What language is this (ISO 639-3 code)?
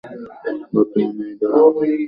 ben